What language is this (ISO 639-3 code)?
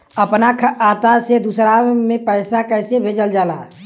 bho